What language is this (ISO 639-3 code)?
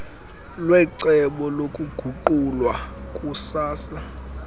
xho